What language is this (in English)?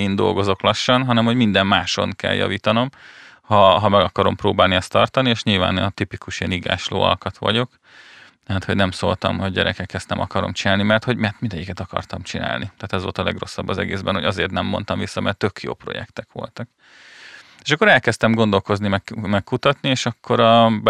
Hungarian